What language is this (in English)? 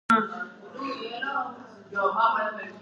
Georgian